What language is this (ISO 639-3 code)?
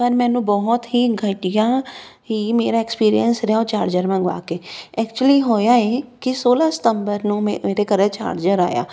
pan